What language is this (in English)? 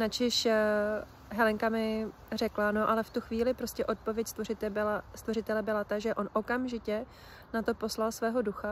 Czech